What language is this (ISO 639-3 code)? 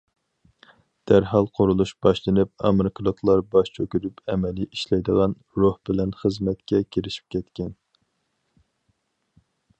uig